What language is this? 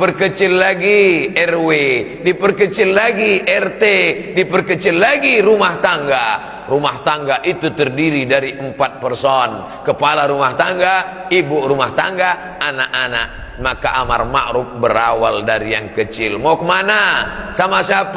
Indonesian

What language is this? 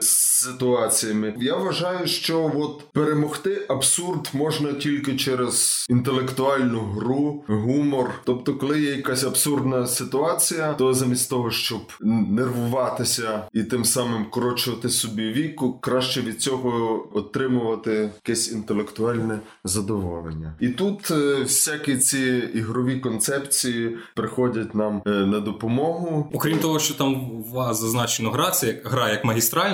Ukrainian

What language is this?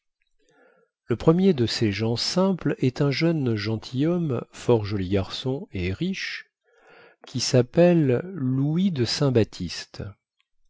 French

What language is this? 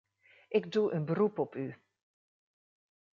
Dutch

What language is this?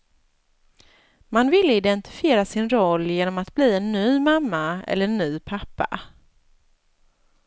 Swedish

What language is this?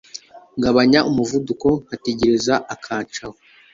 Kinyarwanda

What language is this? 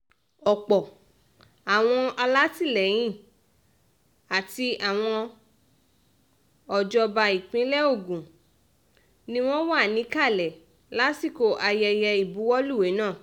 Yoruba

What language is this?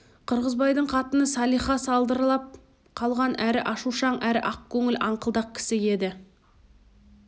Kazakh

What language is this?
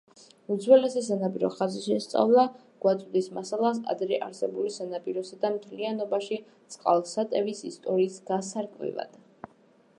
Georgian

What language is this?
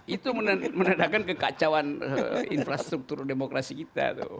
Indonesian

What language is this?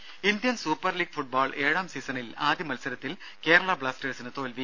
Malayalam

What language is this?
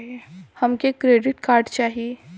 Bhojpuri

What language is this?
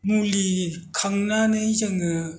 Bodo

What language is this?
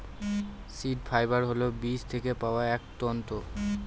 Bangla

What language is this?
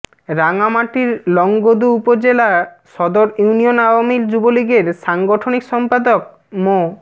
Bangla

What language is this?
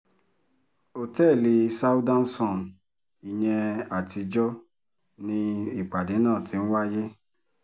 Yoruba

